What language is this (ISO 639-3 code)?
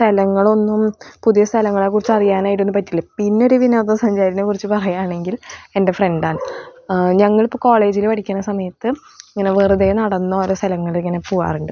mal